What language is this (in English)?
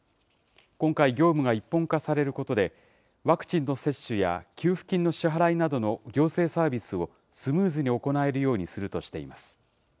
Japanese